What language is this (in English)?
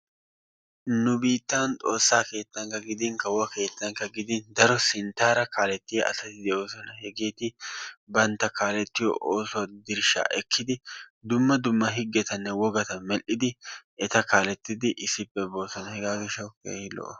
Wolaytta